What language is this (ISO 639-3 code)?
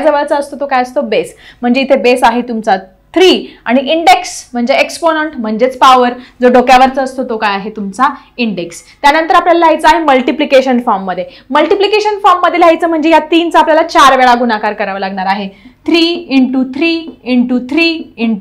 hin